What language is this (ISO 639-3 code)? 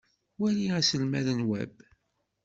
kab